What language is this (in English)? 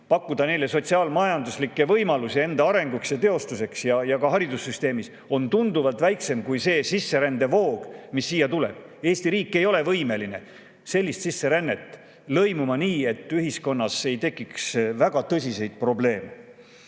Estonian